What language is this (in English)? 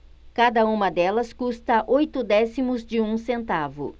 Portuguese